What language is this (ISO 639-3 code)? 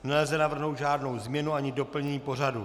ces